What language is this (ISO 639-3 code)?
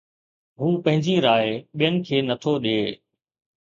snd